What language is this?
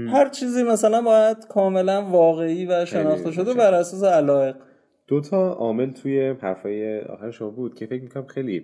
Persian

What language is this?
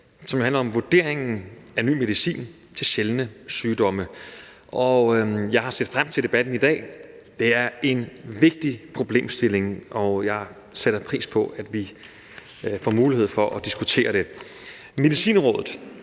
Danish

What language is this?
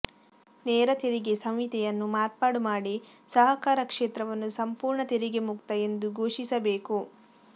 Kannada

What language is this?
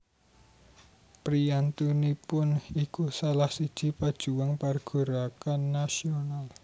Javanese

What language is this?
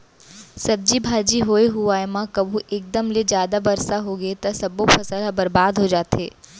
Chhattisgarhi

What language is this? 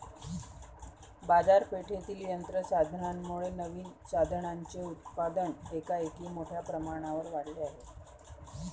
Marathi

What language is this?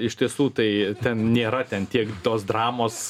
Lithuanian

